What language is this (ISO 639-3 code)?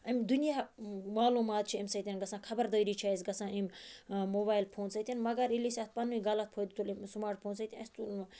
kas